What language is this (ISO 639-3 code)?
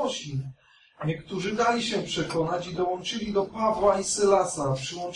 pol